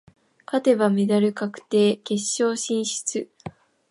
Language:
Japanese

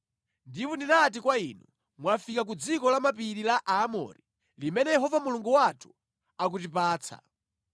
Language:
Nyanja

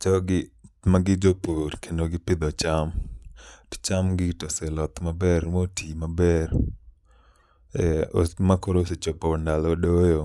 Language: Luo (Kenya and Tanzania)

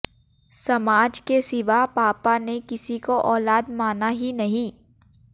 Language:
Hindi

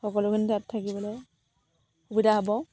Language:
Assamese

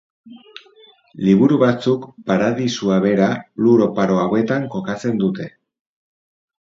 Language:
Basque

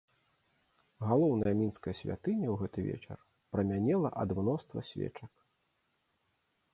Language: Belarusian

